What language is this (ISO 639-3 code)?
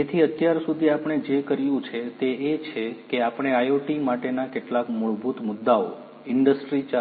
guj